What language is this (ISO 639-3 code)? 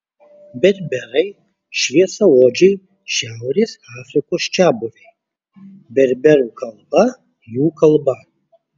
lit